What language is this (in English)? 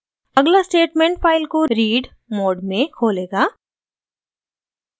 Hindi